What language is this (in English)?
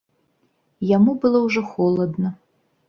Belarusian